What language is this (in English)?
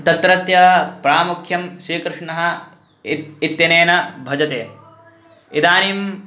Sanskrit